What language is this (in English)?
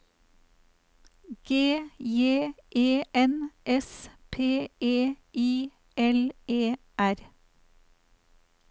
Norwegian